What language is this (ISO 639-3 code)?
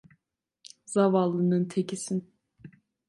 tur